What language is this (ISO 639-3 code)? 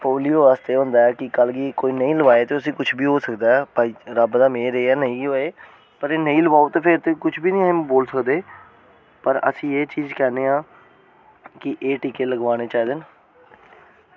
doi